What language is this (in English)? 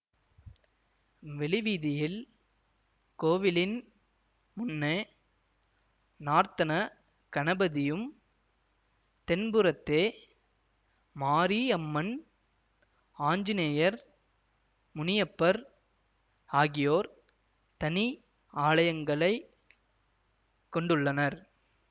Tamil